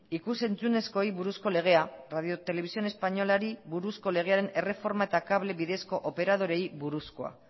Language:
Basque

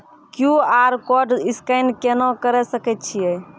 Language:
Maithili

